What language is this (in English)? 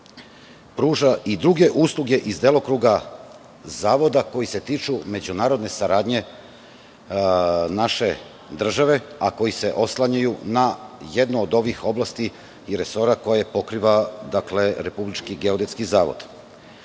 Serbian